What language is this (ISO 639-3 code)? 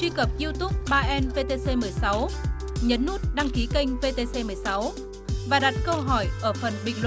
vie